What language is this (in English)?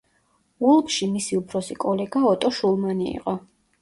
Georgian